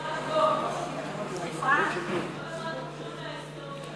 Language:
Hebrew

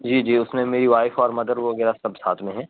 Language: Urdu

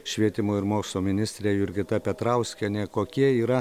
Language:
Lithuanian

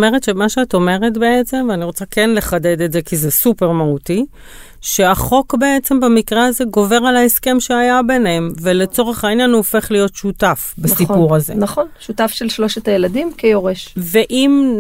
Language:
Hebrew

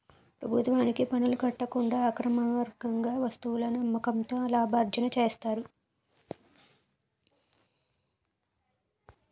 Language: Telugu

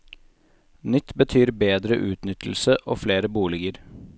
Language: Norwegian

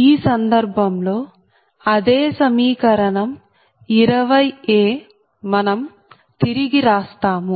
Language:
Telugu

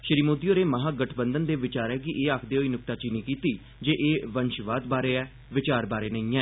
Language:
Dogri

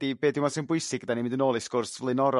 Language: Welsh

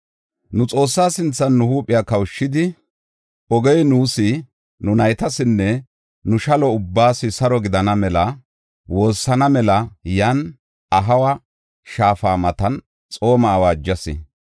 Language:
Gofa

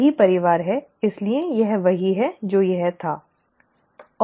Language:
Hindi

